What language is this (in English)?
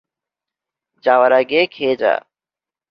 Bangla